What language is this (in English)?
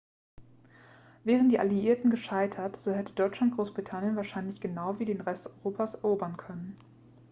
German